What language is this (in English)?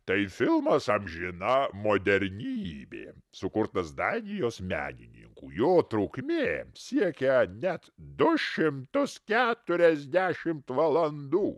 Lithuanian